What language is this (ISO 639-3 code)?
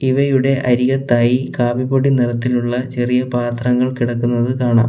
mal